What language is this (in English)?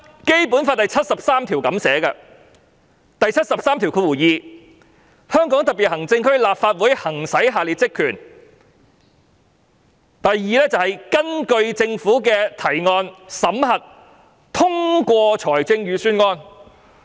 Cantonese